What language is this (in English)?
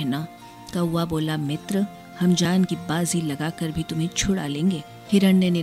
Hindi